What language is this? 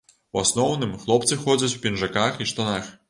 Belarusian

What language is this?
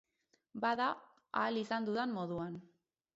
Basque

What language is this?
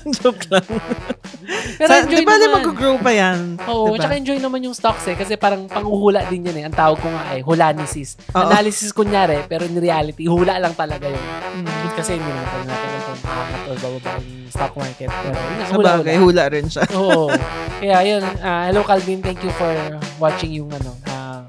Filipino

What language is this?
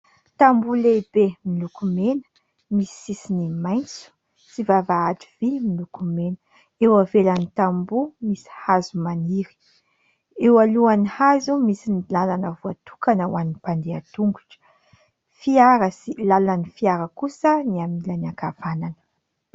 Malagasy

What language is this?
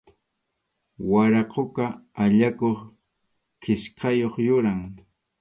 Arequipa-La Unión Quechua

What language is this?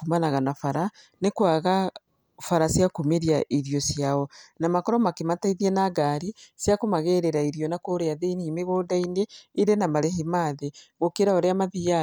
Kikuyu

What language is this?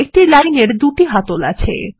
Bangla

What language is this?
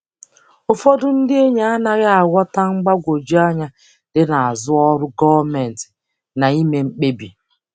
Igbo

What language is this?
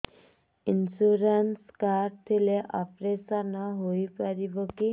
Odia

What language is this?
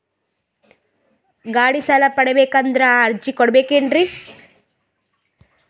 Kannada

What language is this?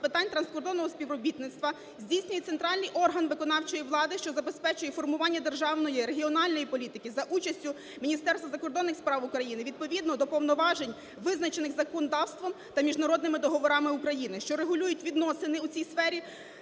Ukrainian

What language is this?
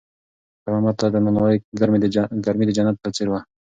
Pashto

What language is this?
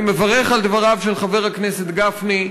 Hebrew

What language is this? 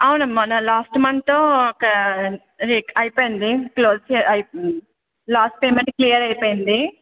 Telugu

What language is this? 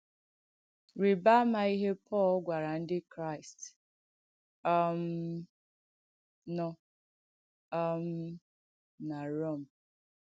Igbo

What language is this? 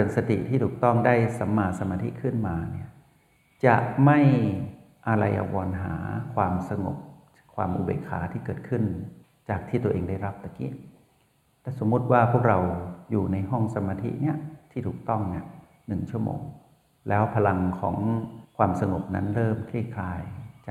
Thai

